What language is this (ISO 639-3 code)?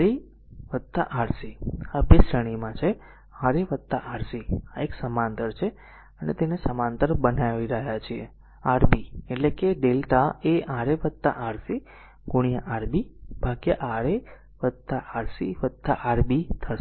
guj